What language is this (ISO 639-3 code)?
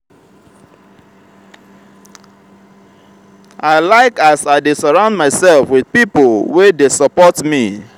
pcm